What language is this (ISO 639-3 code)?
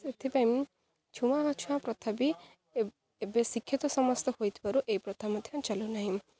ori